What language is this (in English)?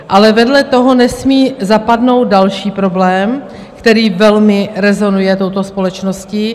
Czech